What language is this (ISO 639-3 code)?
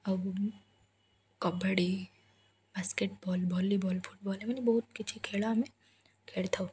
ori